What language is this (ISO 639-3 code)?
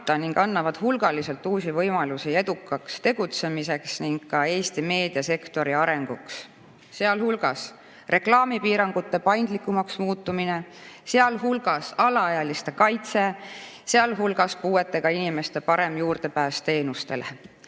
est